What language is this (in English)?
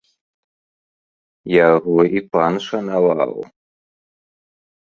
Belarusian